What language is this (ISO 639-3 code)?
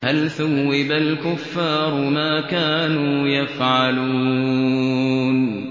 ara